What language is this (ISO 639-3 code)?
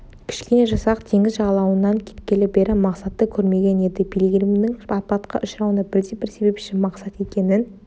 kaz